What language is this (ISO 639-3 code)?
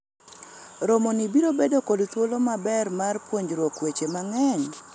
luo